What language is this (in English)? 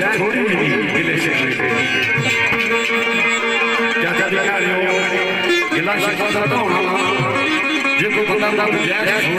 Arabic